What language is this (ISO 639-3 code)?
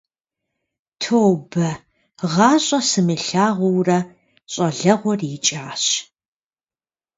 kbd